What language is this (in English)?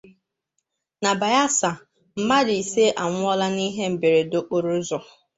Igbo